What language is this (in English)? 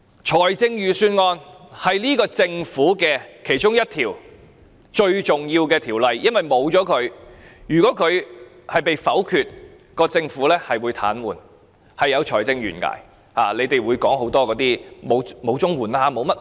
Cantonese